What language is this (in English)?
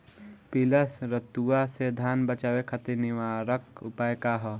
Bhojpuri